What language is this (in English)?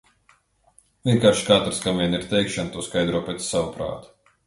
Latvian